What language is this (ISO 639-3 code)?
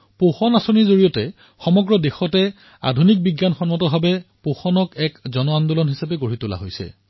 asm